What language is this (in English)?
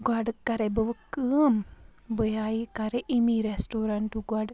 Kashmiri